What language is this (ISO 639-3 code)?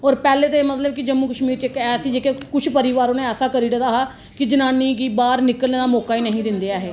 doi